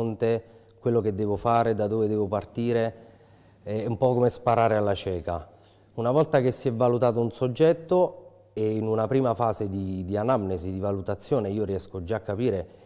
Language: Italian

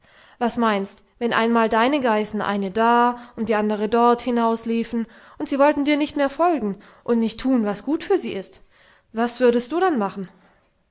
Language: German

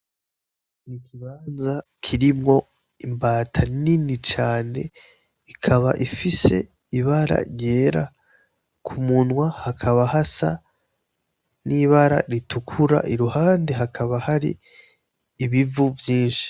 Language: Rundi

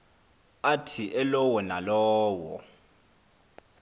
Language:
Xhosa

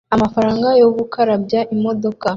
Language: Kinyarwanda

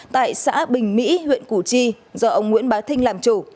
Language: Vietnamese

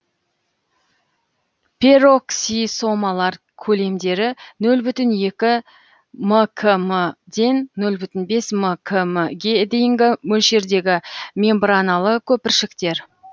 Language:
Kazakh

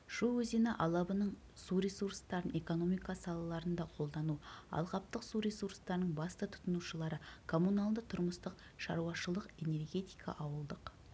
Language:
Kazakh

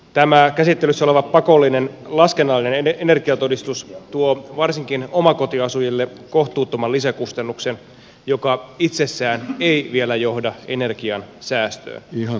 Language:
Finnish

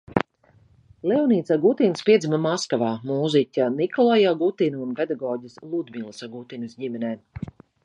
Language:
Latvian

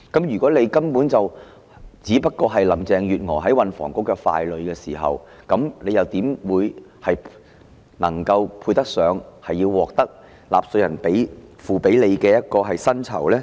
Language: Cantonese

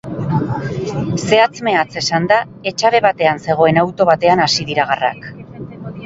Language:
Basque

